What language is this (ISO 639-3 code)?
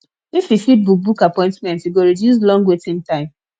pcm